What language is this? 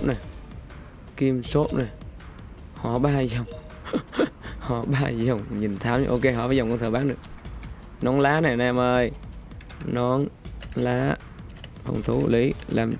Vietnamese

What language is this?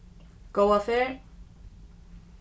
Faroese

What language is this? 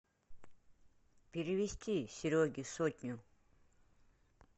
Russian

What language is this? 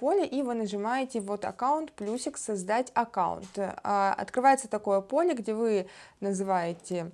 Russian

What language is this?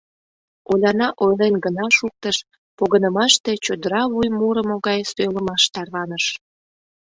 Mari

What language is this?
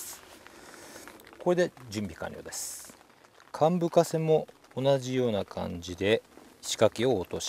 Japanese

